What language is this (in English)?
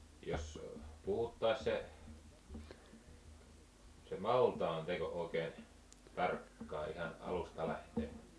Finnish